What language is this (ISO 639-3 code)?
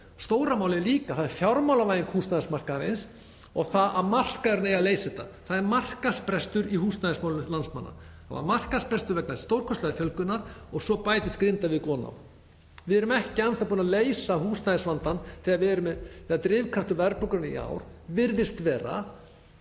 isl